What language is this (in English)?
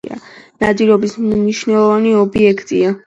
Georgian